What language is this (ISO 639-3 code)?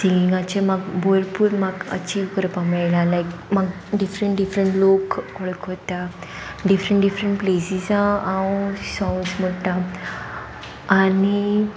kok